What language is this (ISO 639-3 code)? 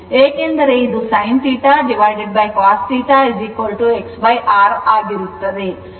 kan